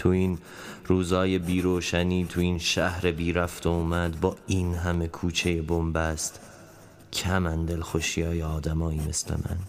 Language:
Persian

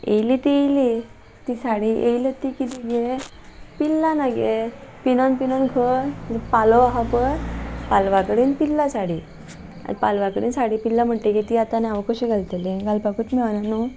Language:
Konkani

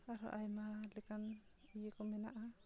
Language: Santali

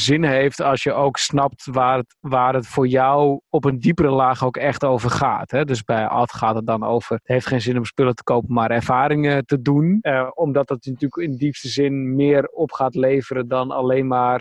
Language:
Dutch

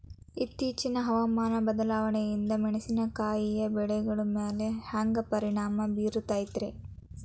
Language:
Kannada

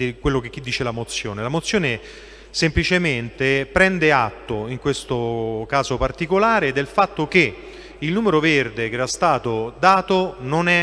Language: Italian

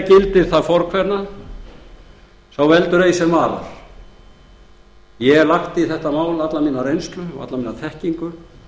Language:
Icelandic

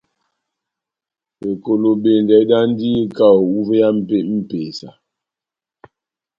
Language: Batanga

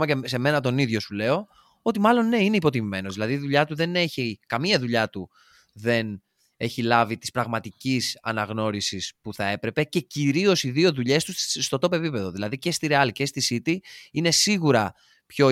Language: Greek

